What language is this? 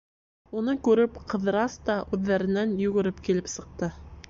Bashkir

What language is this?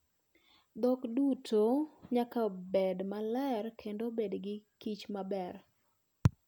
Luo (Kenya and Tanzania)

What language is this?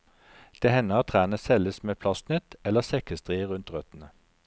Norwegian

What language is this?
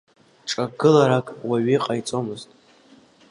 Abkhazian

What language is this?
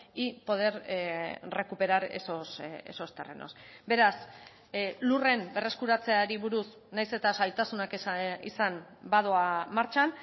Basque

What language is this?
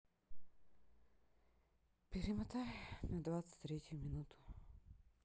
Russian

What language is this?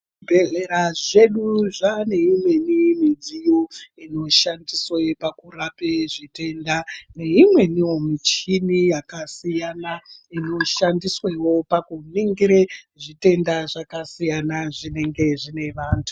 Ndau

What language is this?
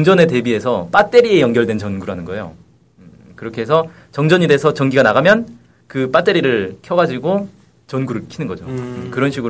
Korean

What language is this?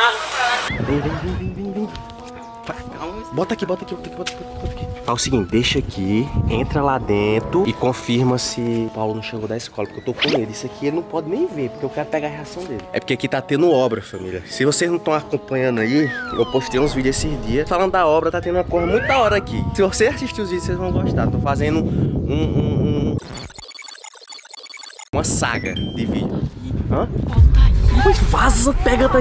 Portuguese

